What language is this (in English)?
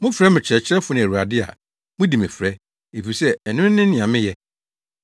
Akan